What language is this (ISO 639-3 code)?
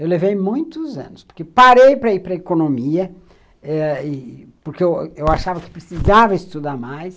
por